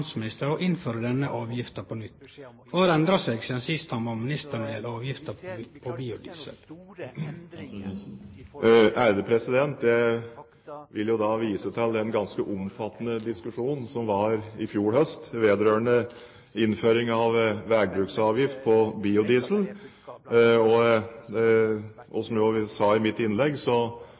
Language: Norwegian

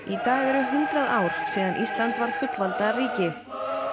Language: Icelandic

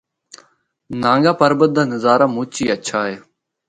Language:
Northern Hindko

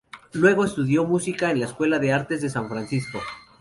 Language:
Spanish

